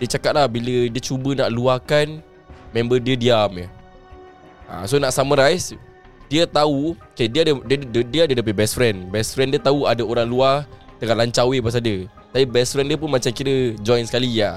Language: Malay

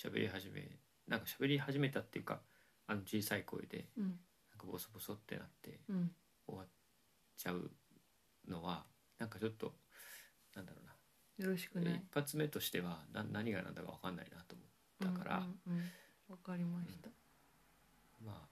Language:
Japanese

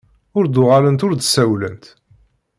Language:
Kabyle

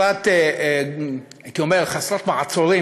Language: Hebrew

